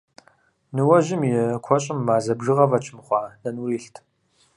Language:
Kabardian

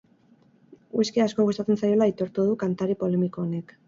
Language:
Basque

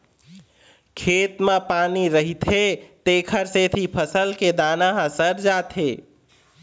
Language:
Chhattisgarhi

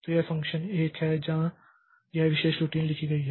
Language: Hindi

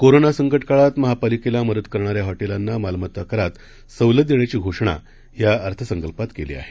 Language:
Marathi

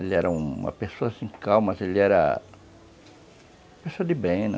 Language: Portuguese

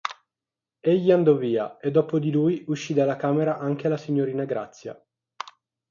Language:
Italian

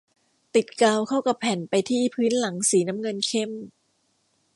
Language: Thai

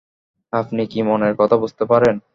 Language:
Bangla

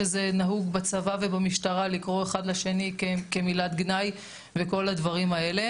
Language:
Hebrew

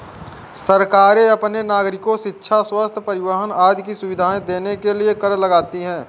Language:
Hindi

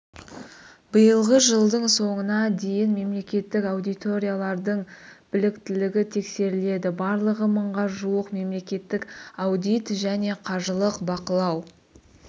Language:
Kazakh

